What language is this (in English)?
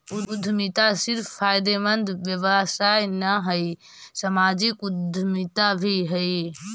Magahi